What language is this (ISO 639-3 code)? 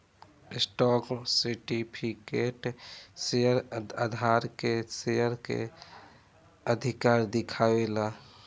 bho